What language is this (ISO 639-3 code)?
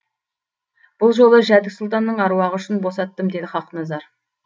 kaz